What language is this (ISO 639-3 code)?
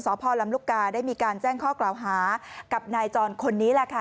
tha